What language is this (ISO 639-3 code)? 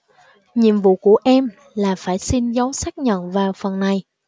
vie